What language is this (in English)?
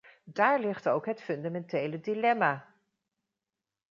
Dutch